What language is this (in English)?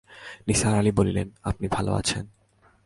Bangla